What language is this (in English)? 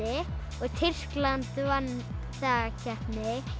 Icelandic